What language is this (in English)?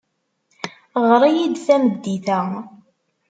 Kabyle